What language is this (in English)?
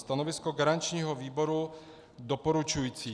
Czech